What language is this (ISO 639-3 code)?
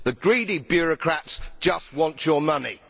eng